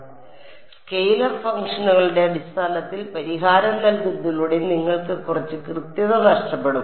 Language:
Malayalam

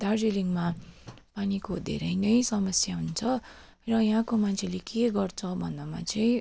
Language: Nepali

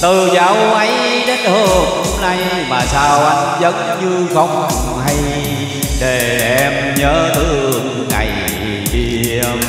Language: Vietnamese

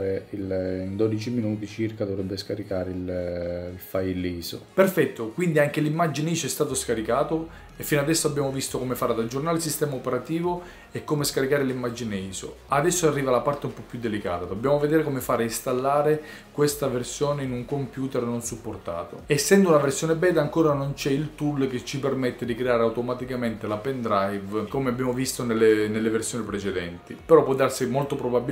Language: Italian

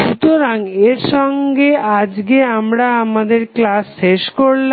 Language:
Bangla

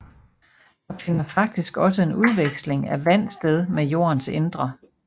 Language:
Danish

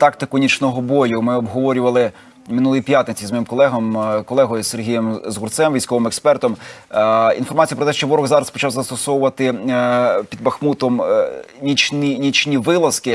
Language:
Ukrainian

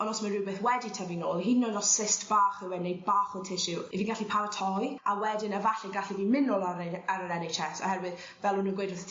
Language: Welsh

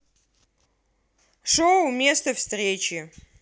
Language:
Russian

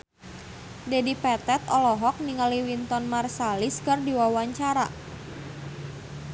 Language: Sundanese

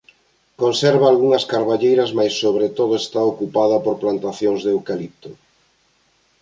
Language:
Galician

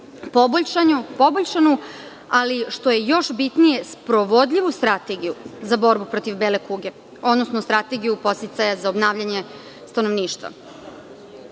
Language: Serbian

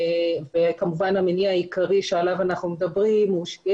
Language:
Hebrew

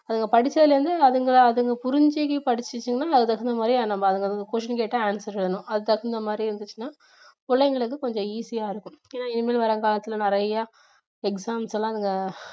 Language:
Tamil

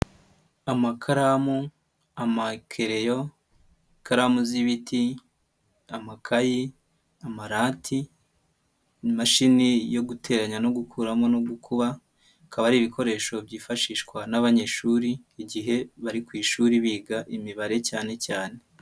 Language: Kinyarwanda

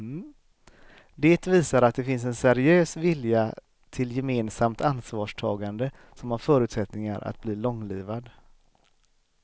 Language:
Swedish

